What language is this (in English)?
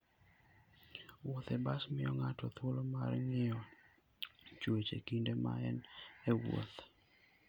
Luo (Kenya and Tanzania)